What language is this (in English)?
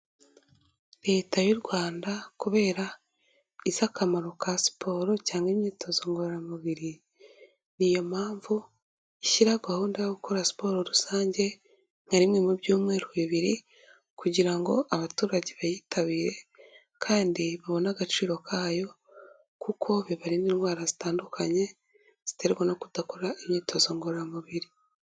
Kinyarwanda